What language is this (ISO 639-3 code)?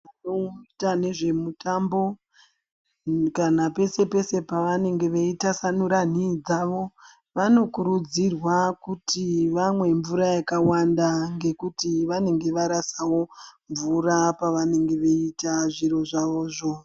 ndc